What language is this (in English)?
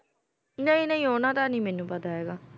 Punjabi